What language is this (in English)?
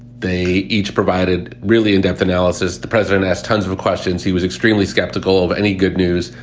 English